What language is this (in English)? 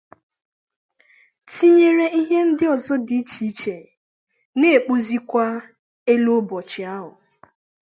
Igbo